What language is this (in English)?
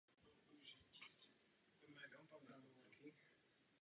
Czech